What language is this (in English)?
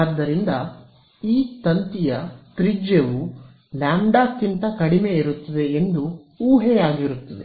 Kannada